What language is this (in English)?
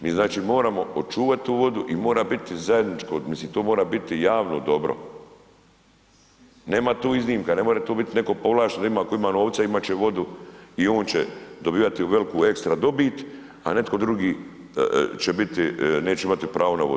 Croatian